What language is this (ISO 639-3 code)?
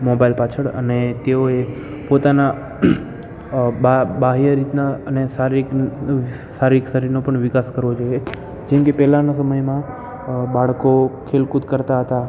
guj